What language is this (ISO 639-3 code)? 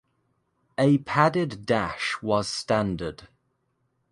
eng